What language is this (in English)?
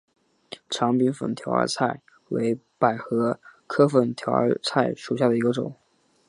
Chinese